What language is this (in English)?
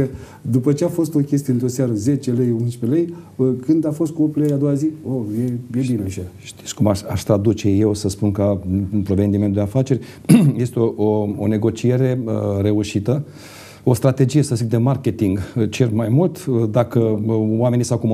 Romanian